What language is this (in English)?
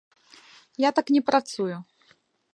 Belarusian